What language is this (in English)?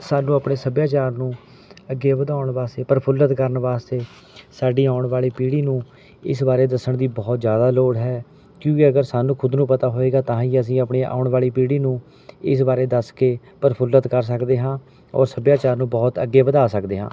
Punjabi